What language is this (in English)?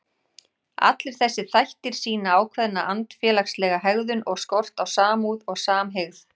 Icelandic